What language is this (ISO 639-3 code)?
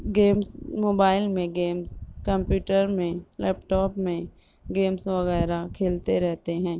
urd